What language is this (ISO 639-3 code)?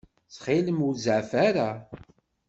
kab